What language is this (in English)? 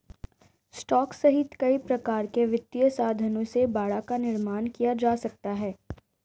Hindi